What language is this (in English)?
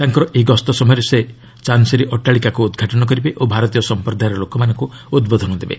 Odia